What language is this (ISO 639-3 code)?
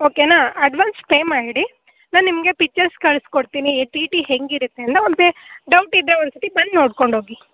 kan